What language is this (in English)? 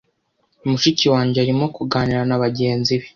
Kinyarwanda